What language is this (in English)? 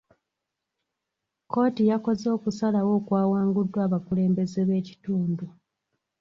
Ganda